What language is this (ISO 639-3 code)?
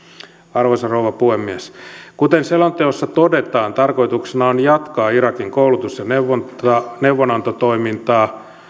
fin